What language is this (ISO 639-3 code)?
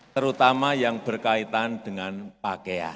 ind